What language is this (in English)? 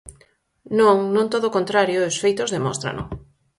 Galician